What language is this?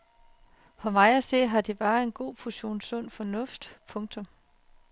Danish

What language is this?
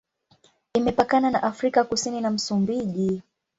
Swahili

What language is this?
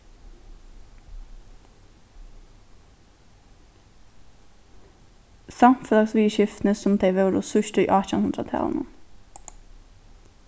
Faroese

